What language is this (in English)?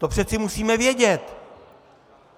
Czech